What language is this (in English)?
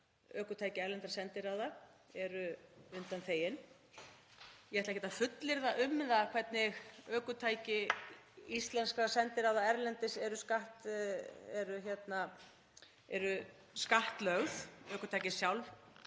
Icelandic